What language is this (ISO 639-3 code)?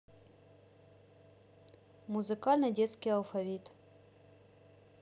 rus